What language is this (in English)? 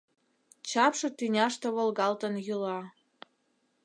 Mari